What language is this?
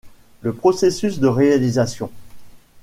French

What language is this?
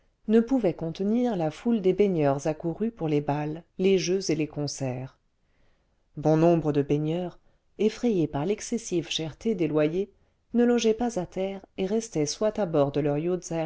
French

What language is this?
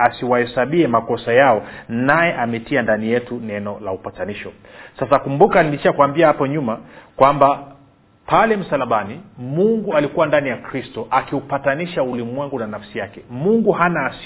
Swahili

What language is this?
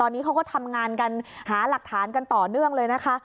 Thai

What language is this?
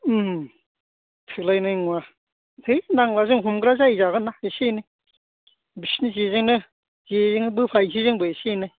Bodo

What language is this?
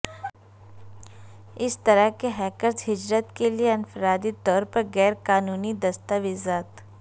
Urdu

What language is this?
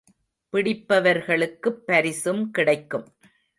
Tamil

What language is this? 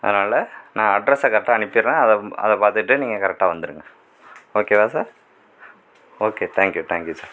Tamil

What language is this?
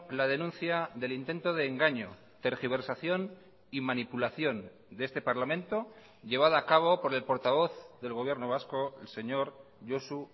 Spanish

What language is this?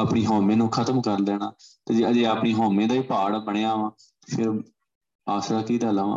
Punjabi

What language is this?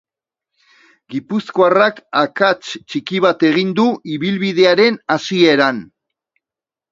Basque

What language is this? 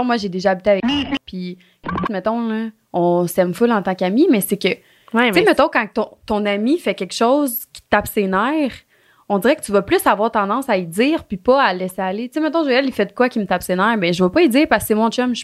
French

